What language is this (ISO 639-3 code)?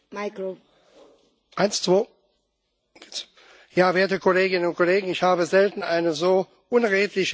deu